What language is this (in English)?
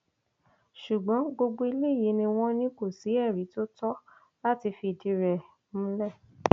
Yoruba